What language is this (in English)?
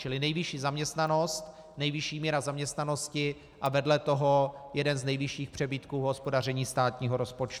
Czech